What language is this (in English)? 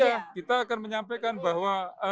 Indonesian